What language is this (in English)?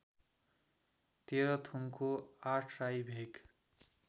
Nepali